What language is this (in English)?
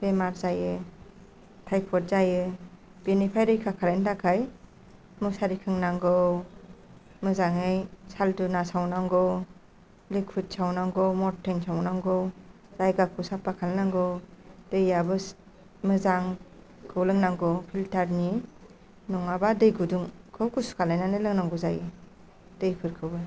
Bodo